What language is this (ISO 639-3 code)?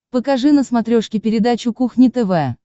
rus